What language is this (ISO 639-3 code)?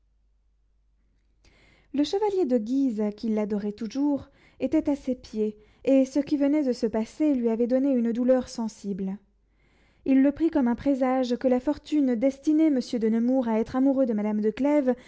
fra